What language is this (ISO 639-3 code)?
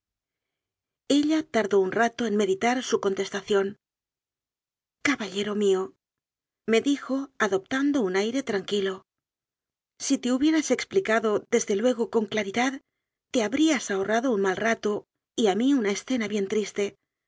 spa